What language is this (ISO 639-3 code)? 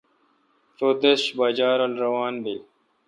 xka